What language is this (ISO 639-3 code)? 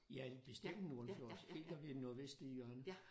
dan